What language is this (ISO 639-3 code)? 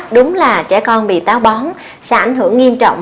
vie